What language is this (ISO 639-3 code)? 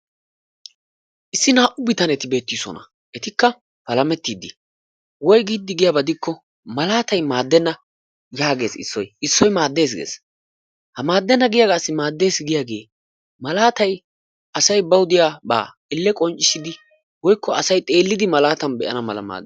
wal